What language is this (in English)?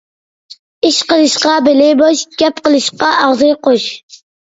Uyghur